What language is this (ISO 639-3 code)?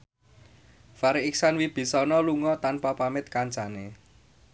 jav